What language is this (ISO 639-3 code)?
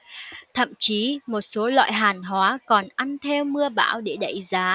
vie